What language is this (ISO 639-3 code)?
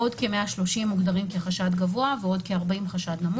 heb